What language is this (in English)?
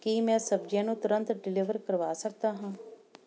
Punjabi